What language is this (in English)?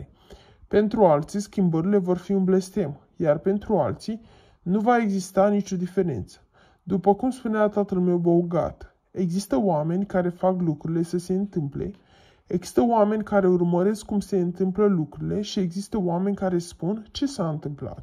Romanian